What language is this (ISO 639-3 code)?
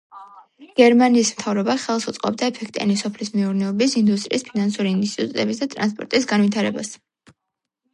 kat